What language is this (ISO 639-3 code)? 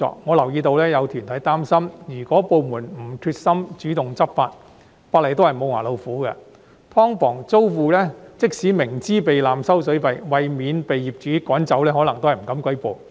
yue